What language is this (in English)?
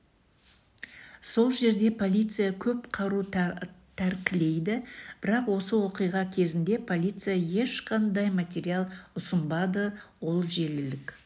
Kazakh